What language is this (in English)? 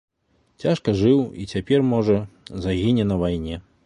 Belarusian